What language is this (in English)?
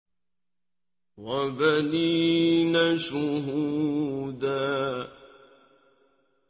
Arabic